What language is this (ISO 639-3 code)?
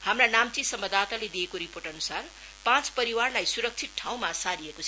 nep